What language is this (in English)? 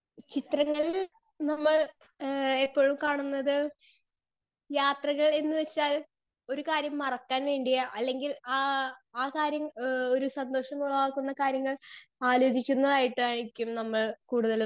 Malayalam